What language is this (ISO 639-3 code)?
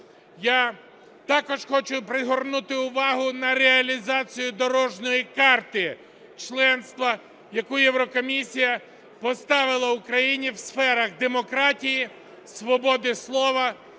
ukr